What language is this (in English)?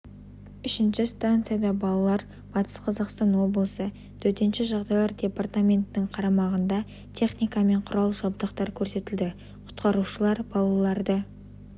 Kazakh